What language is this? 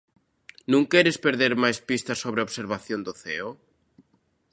Galician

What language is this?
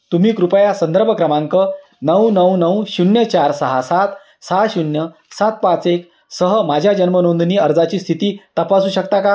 Marathi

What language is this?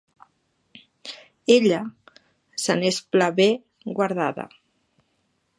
Catalan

